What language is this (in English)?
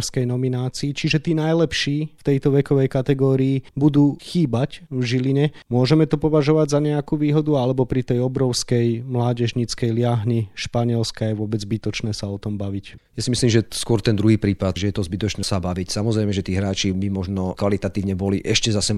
Slovak